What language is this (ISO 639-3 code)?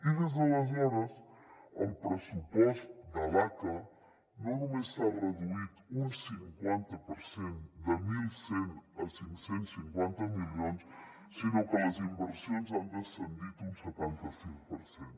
cat